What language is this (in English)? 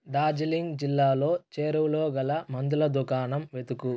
Telugu